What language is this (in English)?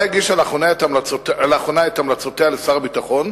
Hebrew